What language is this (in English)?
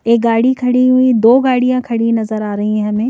Hindi